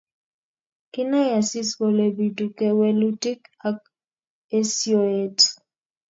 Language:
Kalenjin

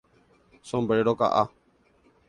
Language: Guarani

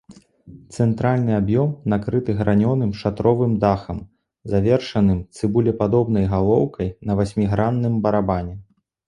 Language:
Belarusian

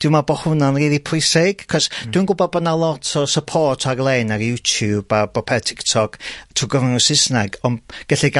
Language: Welsh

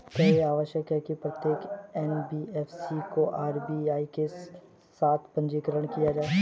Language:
Hindi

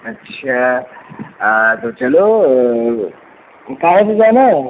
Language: Hindi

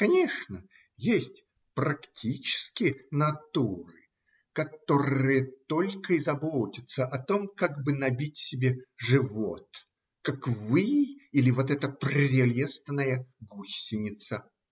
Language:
Russian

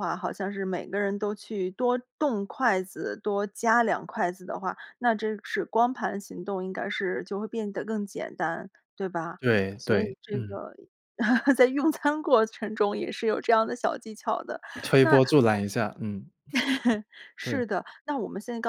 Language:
Chinese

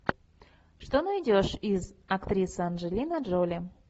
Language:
Russian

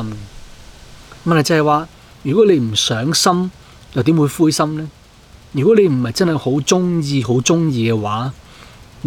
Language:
Chinese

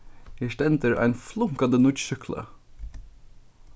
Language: Faroese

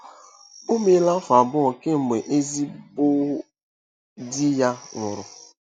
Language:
Igbo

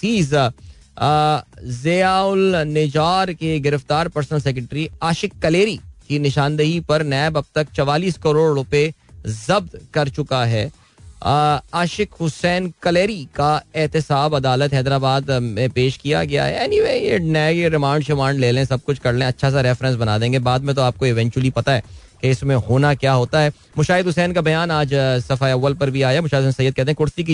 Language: Hindi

